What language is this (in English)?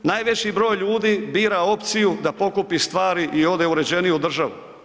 Croatian